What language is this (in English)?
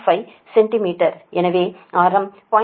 Tamil